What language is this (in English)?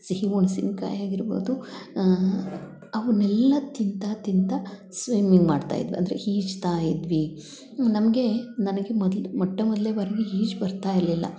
Kannada